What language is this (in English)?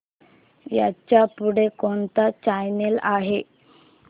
Marathi